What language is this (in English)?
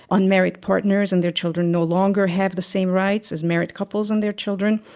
English